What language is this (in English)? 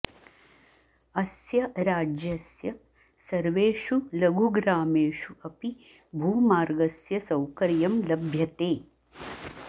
Sanskrit